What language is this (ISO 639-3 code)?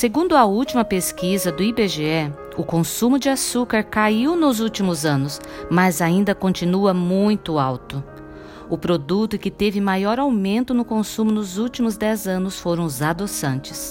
por